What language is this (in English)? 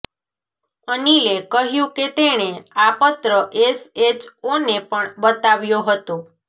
Gujarati